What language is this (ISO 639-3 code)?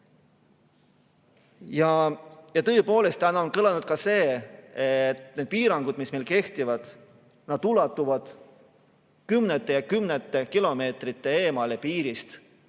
est